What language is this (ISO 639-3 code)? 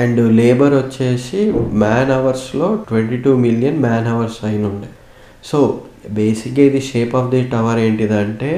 tel